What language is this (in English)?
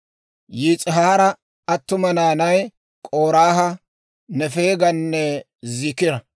Dawro